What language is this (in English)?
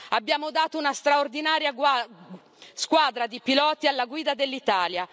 Italian